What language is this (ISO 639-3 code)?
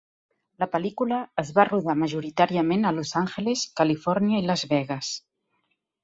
cat